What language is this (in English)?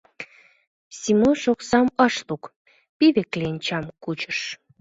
Mari